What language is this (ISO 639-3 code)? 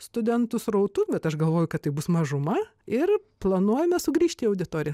lit